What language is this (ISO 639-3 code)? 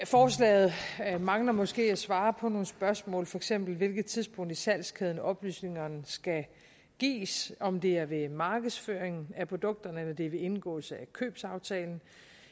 dan